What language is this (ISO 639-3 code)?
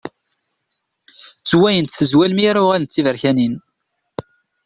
kab